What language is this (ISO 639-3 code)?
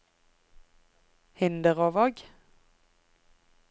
nor